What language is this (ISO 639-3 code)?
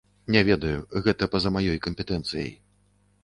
bel